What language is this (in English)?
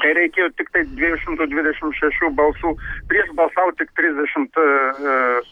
Lithuanian